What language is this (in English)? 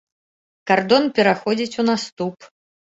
Belarusian